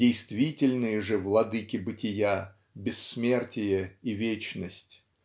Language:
Russian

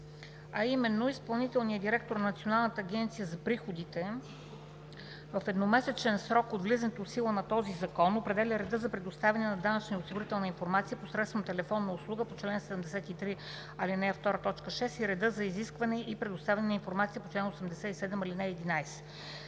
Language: Bulgarian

